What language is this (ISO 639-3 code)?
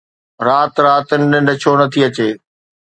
snd